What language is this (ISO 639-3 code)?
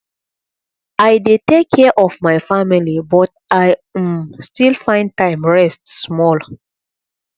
pcm